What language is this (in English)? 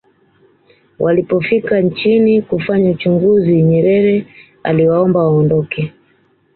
Swahili